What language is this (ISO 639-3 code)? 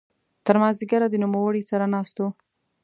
pus